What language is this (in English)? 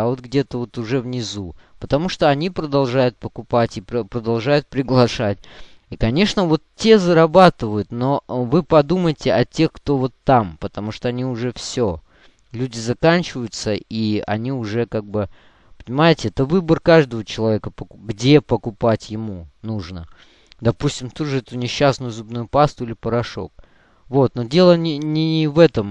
Russian